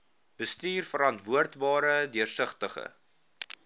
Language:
Afrikaans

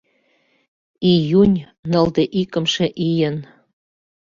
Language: Mari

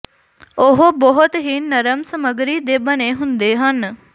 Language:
Punjabi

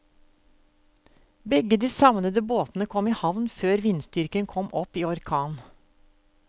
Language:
Norwegian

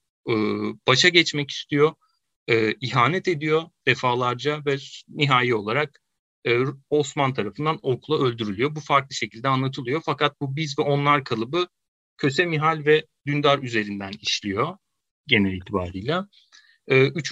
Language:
Turkish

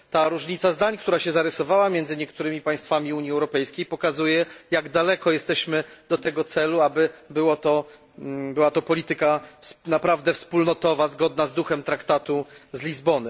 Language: Polish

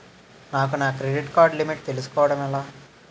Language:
Telugu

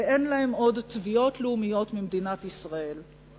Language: Hebrew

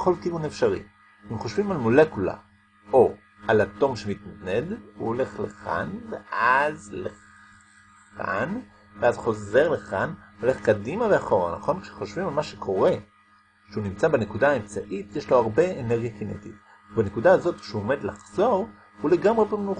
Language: Hebrew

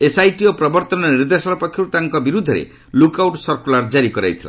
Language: Odia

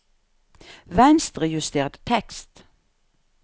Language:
Norwegian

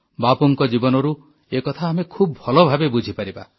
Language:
Odia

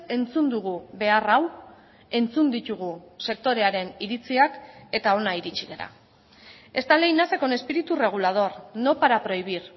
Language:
Basque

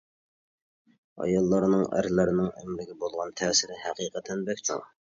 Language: Uyghur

